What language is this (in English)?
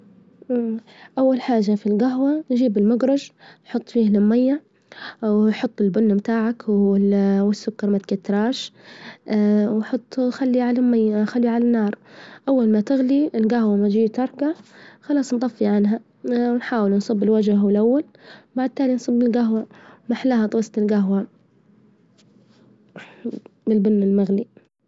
Libyan Arabic